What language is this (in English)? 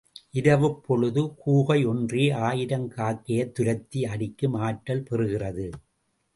Tamil